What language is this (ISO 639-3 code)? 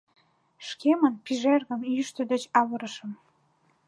chm